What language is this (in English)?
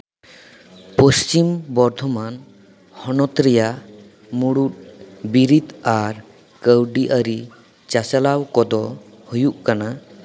Santali